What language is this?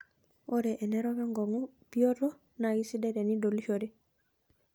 Masai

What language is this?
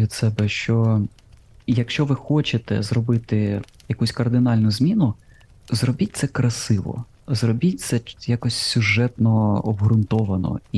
Ukrainian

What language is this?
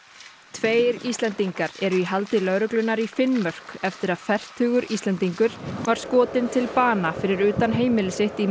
Icelandic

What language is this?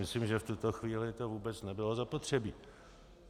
Czech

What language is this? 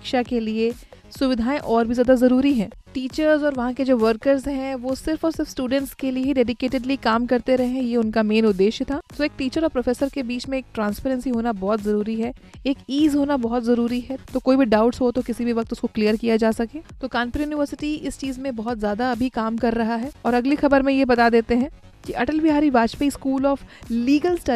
Hindi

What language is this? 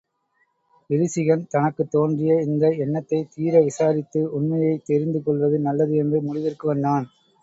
Tamil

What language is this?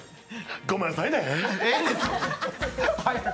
Japanese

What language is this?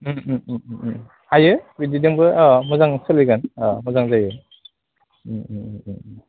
Bodo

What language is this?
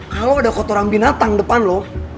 Indonesian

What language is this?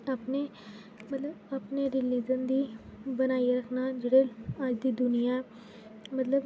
Dogri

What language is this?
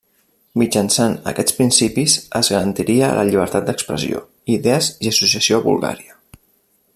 Catalan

